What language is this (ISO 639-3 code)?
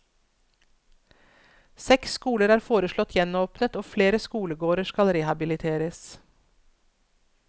nor